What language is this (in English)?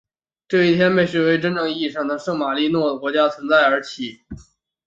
Chinese